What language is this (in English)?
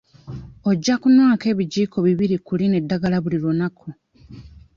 Ganda